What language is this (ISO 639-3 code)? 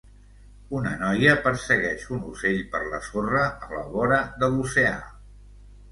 cat